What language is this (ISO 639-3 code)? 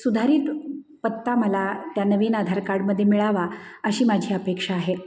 mar